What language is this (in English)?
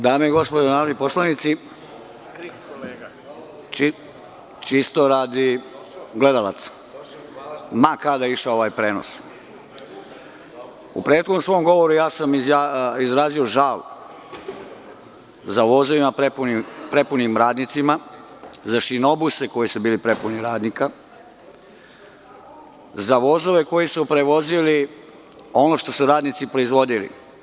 Serbian